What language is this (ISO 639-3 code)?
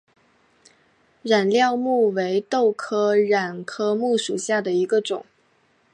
zho